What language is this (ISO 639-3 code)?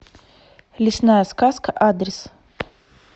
rus